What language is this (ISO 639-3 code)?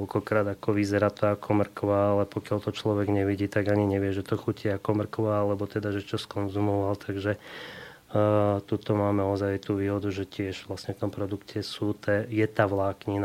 slk